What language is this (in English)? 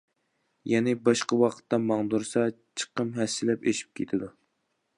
Uyghur